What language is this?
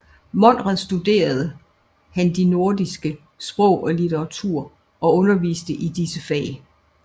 Danish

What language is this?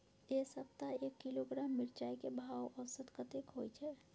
Maithili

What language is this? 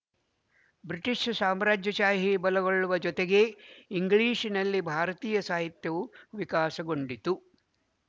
Kannada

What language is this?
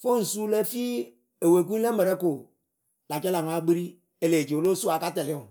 Akebu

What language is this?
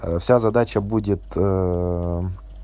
Russian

